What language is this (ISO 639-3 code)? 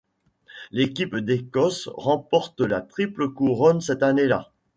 fra